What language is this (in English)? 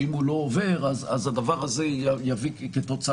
Hebrew